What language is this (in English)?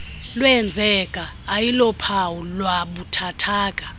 Xhosa